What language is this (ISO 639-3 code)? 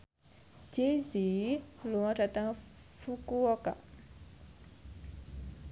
jav